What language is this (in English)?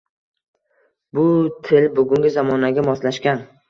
Uzbek